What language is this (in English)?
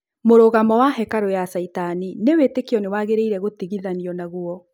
Kikuyu